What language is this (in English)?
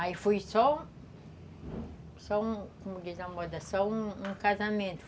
Portuguese